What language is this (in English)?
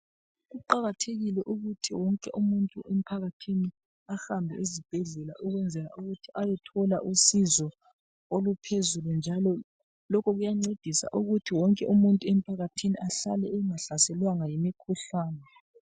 North Ndebele